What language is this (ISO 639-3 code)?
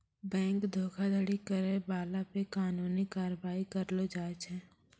mai